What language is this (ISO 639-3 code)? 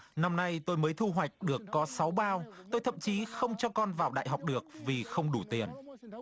vie